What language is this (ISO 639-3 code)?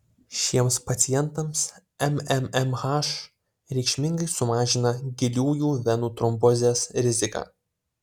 lit